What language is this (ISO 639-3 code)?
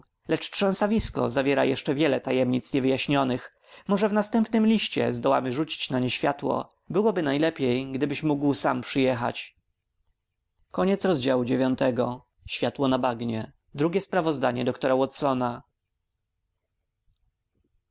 pol